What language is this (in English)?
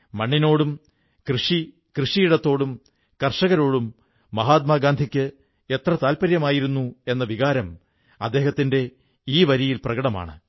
Malayalam